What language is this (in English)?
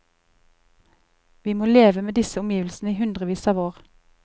Norwegian